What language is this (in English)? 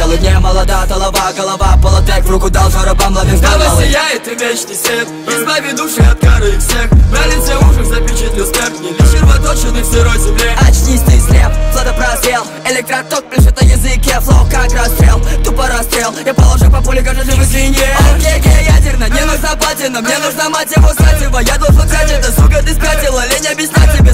Russian